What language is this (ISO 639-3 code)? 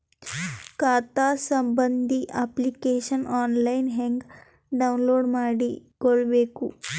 kan